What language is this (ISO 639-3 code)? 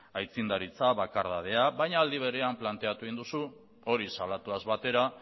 eus